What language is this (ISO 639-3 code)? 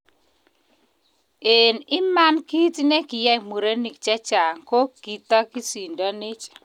kln